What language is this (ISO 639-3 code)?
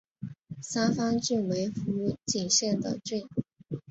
zho